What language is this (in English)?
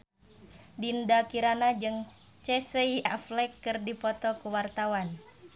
Sundanese